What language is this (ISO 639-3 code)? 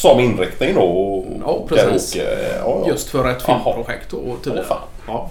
swe